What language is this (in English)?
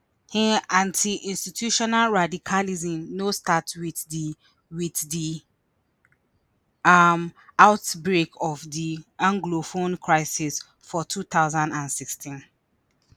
Nigerian Pidgin